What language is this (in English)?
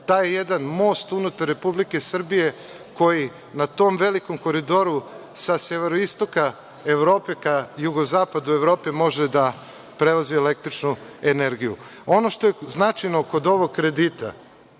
Serbian